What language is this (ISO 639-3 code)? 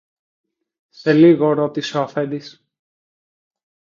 ell